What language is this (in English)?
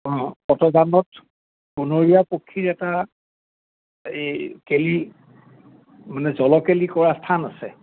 Assamese